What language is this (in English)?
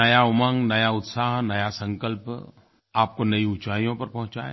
Hindi